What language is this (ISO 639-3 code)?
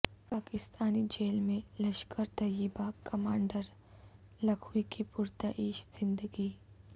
urd